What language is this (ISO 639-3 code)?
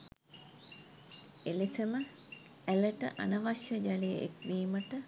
sin